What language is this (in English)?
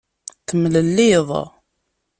Kabyle